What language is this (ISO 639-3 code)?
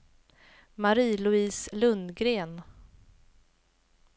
swe